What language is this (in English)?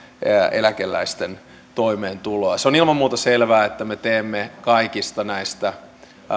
Finnish